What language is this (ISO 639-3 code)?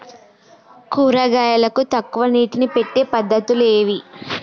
tel